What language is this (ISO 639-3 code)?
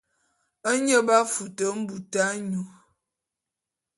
bum